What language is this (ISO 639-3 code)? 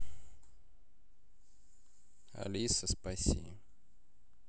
rus